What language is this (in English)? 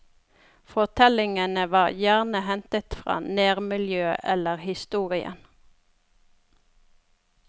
Norwegian